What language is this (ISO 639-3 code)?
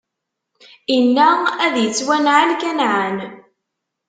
kab